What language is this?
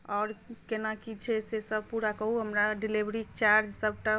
Maithili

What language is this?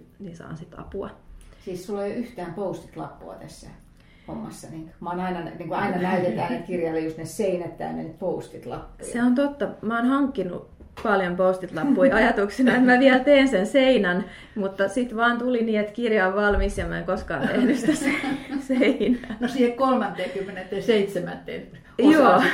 Finnish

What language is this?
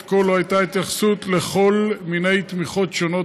Hebrew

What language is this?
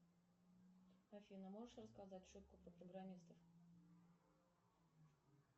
Russian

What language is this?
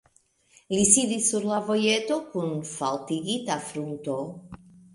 Esperanto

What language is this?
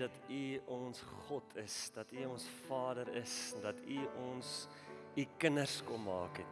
Dutch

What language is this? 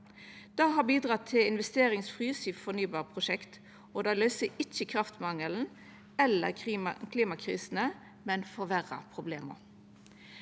Norwegian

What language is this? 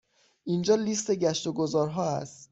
Persian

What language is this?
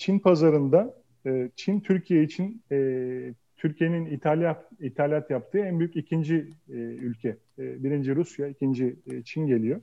Turkish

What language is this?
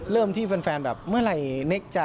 Thai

